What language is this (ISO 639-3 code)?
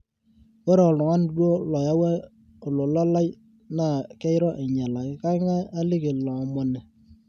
mas